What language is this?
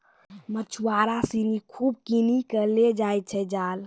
Maithili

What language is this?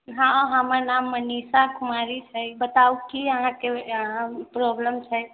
Maithili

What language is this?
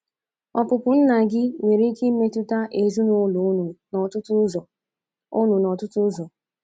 Igbo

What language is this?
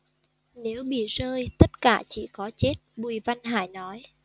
Vietnamese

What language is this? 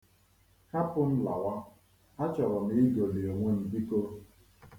Igbo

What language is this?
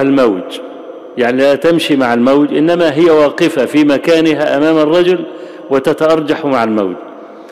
Arabic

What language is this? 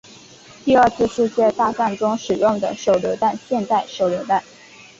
Chinese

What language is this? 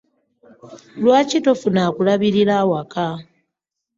Ganda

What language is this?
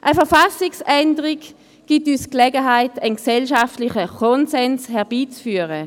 Swiss German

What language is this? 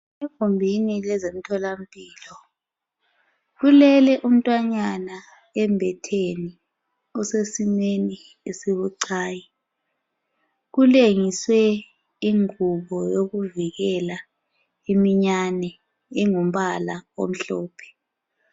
North Ndebele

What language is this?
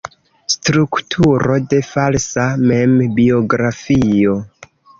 Esperanto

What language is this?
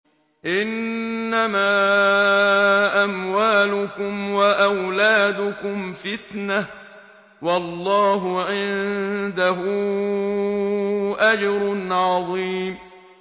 Arabic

